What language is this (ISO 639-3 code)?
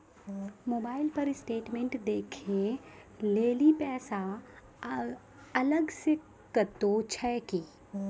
mai